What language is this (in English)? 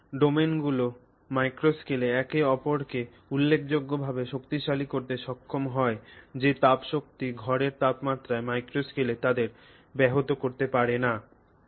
Bangla